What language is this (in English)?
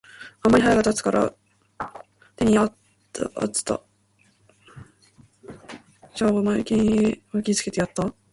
Japanese